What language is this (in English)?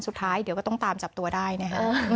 Thai